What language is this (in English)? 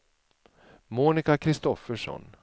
Swedish